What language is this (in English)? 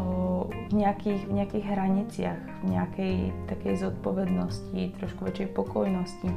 Slovak